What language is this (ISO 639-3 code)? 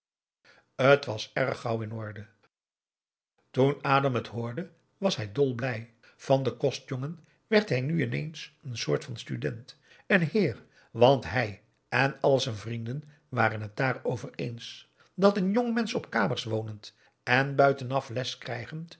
nld